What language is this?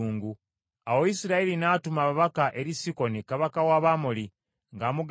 Ganda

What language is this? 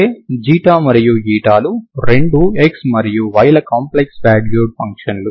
Telugu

